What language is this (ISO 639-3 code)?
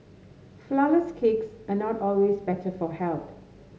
eng